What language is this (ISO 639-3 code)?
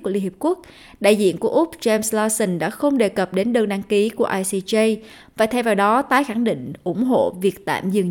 vie